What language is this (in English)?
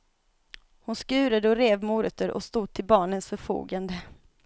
Swedish